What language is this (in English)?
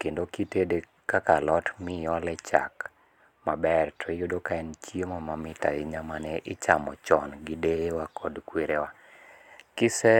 Luo (Kenya and Tanzania)